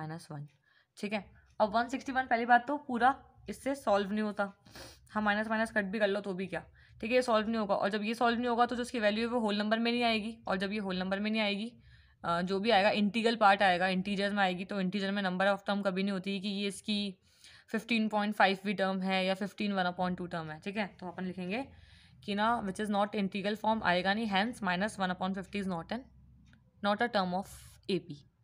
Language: Hindi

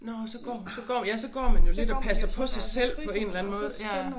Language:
Danish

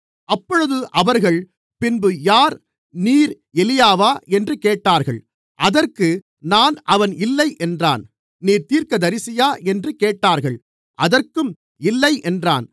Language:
Tamil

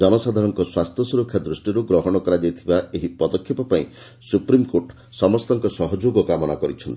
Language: Odia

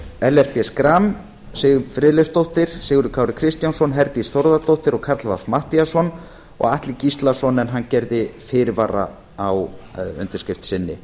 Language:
Icelandic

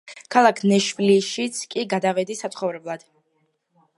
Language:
Georgian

